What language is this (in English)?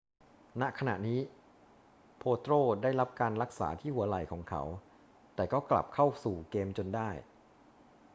Thai